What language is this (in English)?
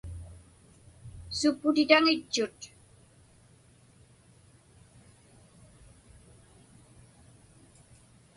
Inupiaq